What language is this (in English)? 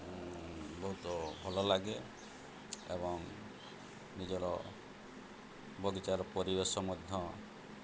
Odia